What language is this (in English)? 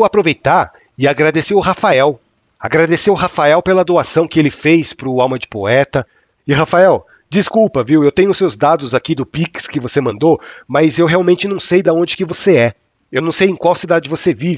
Portuguese